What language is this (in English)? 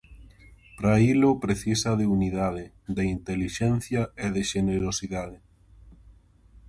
Galician